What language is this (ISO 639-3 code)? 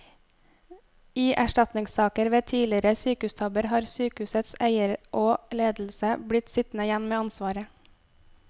nor